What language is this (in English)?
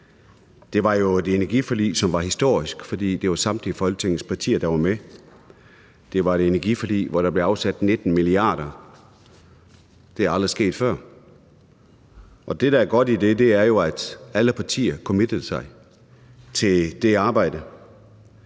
Danish